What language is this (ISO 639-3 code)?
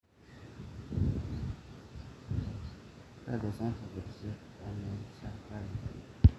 mas